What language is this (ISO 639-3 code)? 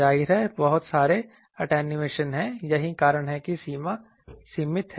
hin